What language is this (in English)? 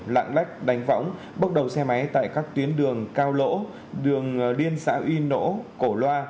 Vietnamese